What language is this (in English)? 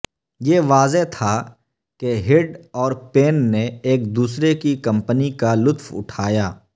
Urdu